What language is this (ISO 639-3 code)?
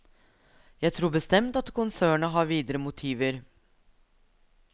nor